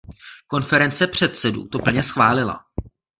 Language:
Czech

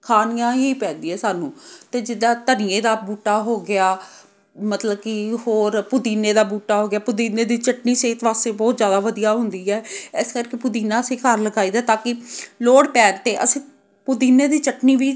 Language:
Punjabi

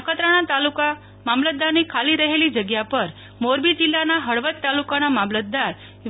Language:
Gujarati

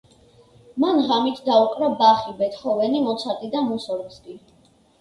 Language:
Georgian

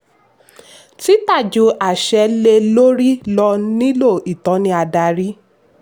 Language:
Yoruba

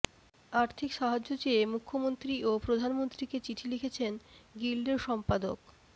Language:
Bangla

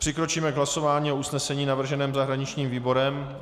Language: Czech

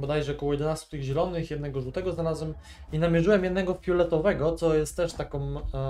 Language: Polish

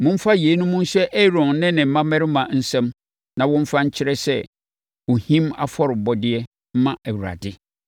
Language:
Akan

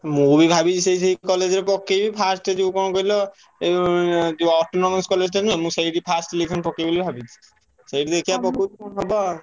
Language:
Odia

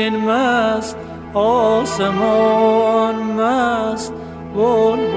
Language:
Persian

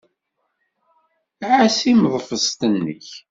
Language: Kabyle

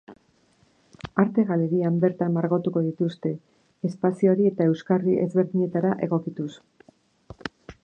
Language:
Basque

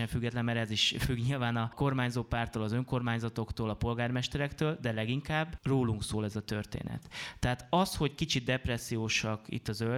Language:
Hungarian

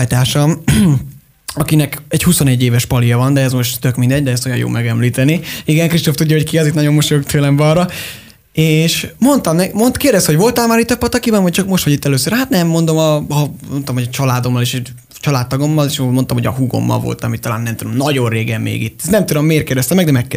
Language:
Hungarian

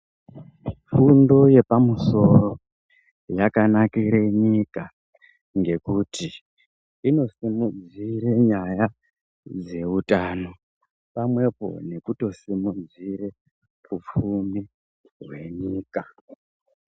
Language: Ndau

